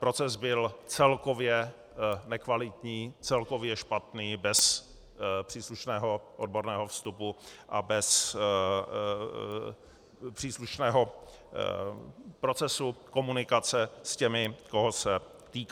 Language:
Czech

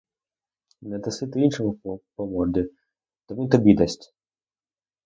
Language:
Ukrainian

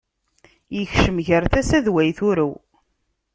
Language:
Kabyle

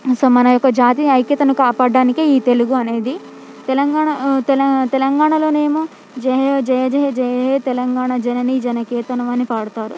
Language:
Telugu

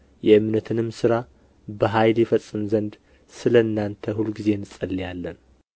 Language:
Amharic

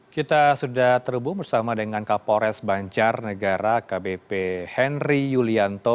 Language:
Indonesian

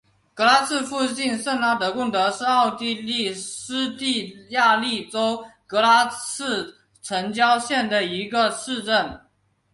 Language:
Chinese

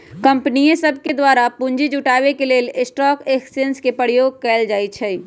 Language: Magahi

